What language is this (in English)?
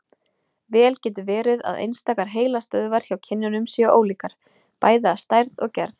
Icelandic